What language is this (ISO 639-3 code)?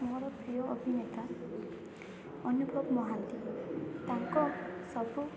ori